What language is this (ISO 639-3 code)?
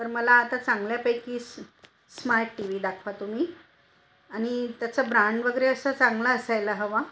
mar